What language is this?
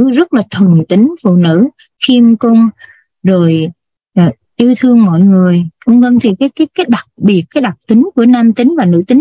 Vietnamese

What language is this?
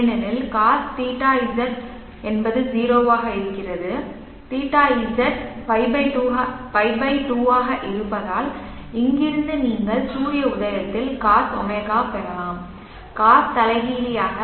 Tamil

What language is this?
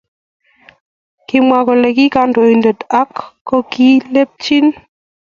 Kalenjin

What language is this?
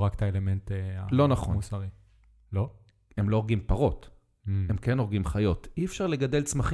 Hebrew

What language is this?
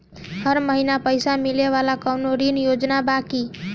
Bhojpuri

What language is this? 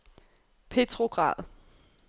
Danish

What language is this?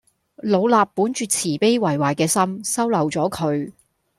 Cantonese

